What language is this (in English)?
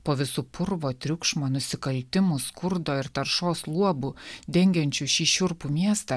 Lithuanian